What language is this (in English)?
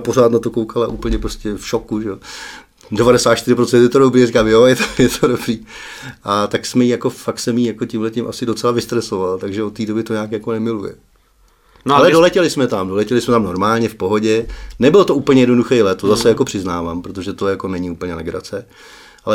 Czech